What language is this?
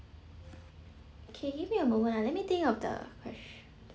English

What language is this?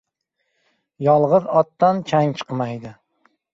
Uzbek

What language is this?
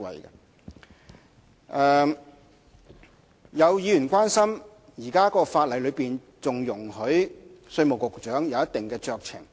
Cantonese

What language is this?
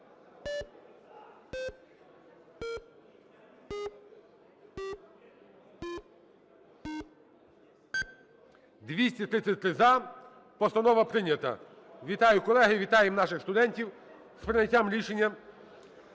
Ukrainian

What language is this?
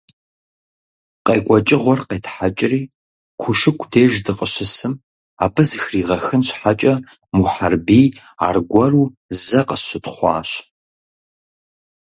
Kabardian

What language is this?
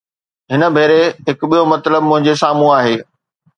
Sindhi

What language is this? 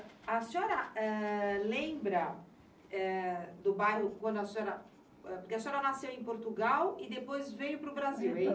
Portuguese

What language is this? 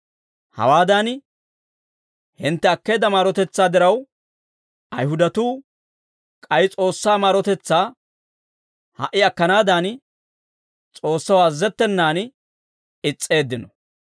Dawro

